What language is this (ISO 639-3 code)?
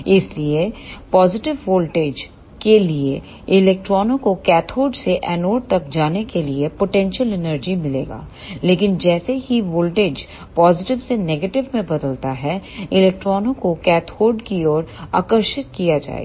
hin